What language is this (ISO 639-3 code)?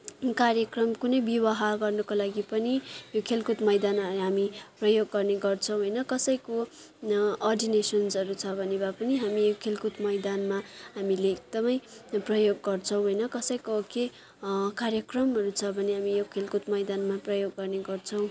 nep